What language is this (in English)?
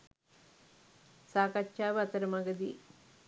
Sinhala